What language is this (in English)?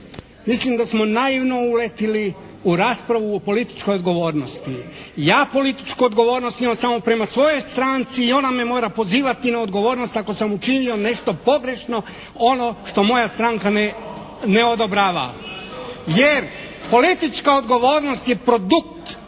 Croatian